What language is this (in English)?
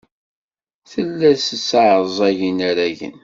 Kabyle